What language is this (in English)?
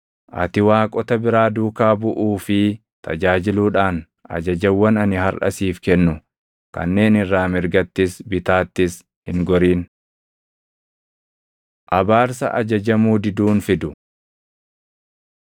Oromo